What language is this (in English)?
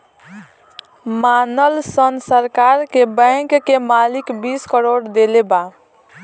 Bhojpuri